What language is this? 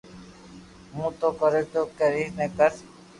Loarki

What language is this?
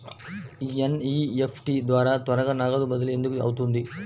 Telugu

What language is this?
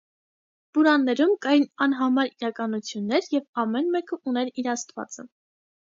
Armenian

